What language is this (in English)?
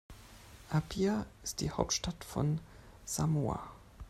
German